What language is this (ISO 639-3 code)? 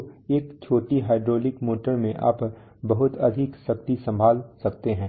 hin